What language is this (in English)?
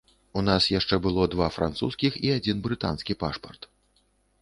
Belarusian